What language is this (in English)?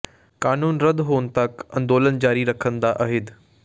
Punjabi